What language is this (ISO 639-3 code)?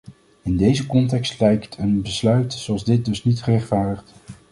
nld